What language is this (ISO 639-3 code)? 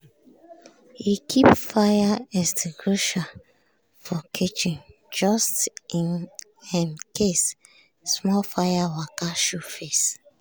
pcm